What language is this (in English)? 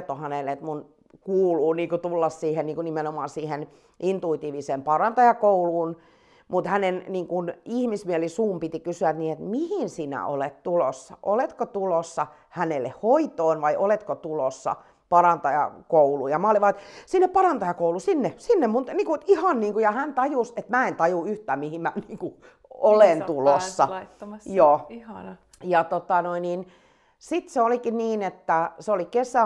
Finnish